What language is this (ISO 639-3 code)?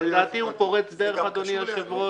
heb